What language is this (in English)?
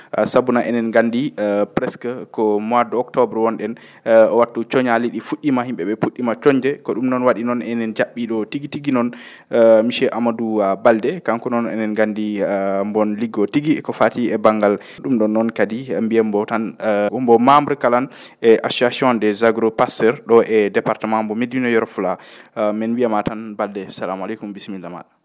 Fula